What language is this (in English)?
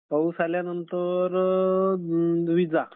Marathi